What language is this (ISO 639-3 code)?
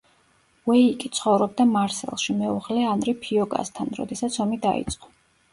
kat